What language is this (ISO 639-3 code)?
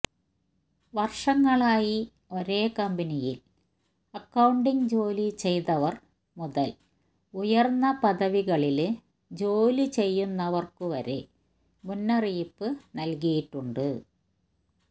mal